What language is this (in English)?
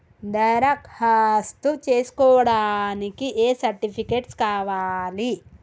Telugu